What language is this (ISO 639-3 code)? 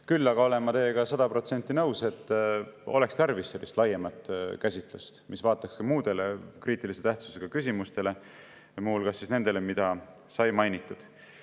est